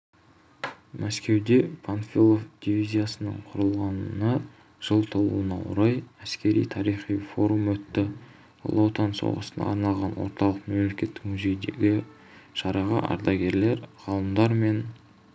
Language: Kazakh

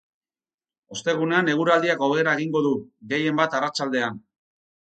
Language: Basque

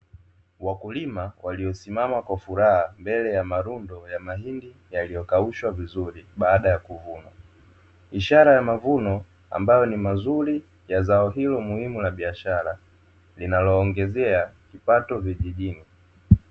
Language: Swahili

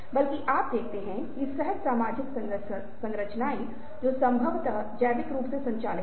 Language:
Hindi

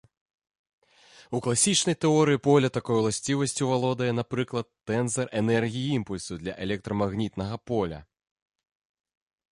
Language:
Belarusian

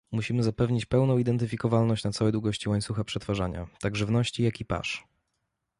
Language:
Polish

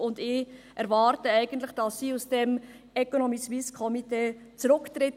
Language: Swiss German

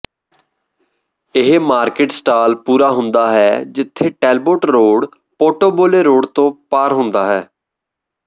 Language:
Punjabi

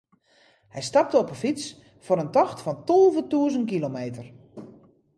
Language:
Western Frisian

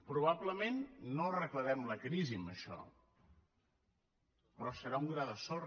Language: Catalan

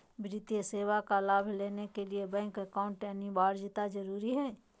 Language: Magahi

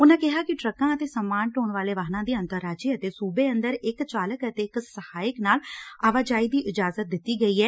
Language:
Punjabi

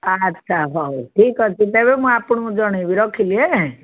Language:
Odia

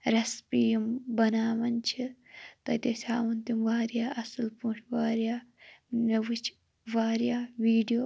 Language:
Kashmiri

